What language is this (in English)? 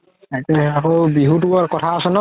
Assamese